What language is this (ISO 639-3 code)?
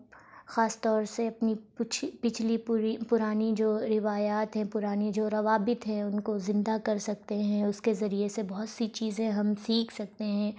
urd